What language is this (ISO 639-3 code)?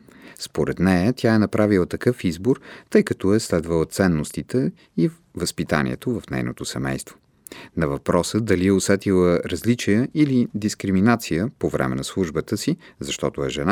bul